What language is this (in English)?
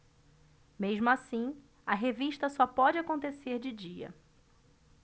Portuguese